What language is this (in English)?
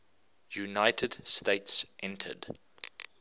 English